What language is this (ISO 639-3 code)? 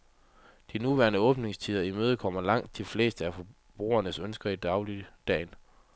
dan